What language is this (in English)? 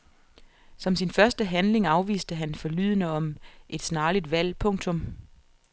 Danish